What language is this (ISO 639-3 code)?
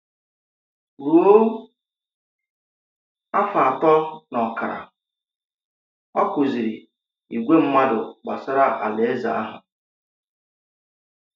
ibo